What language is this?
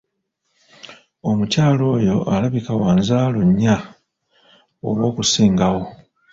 Ganda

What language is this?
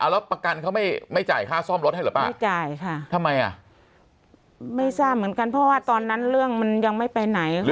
Thai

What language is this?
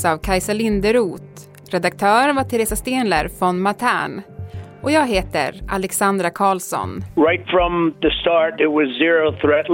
Swedish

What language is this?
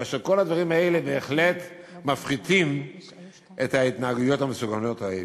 Hebrew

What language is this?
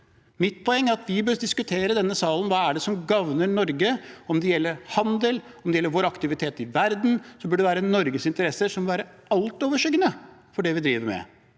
Norwegian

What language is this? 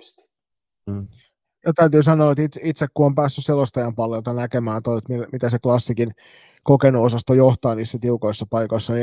Finnish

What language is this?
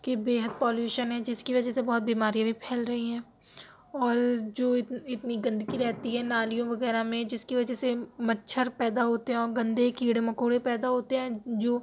Urdu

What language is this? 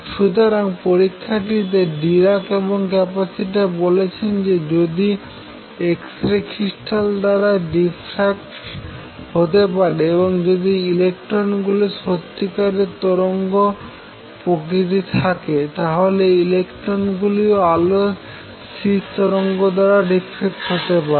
Bangla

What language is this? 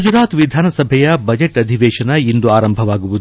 Kannada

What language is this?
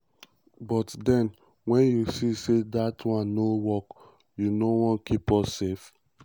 Nigerian Pidgin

